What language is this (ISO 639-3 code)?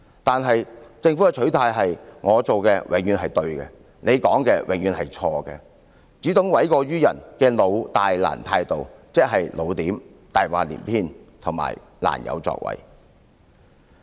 yue